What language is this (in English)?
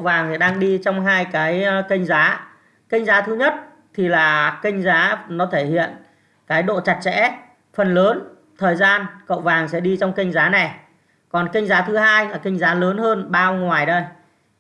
Vietnamese